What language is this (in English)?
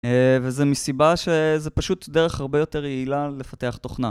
Hebrew